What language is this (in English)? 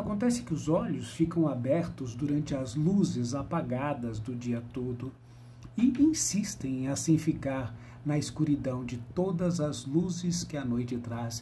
Portuguese